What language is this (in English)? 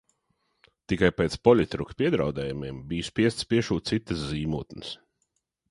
Latvian